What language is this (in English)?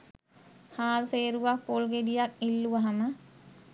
Sinhala